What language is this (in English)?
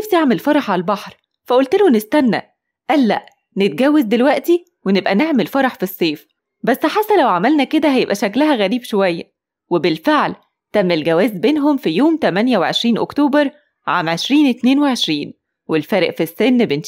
Arabic